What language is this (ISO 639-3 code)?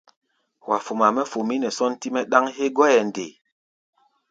gba